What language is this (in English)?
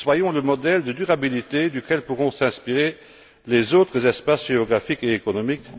French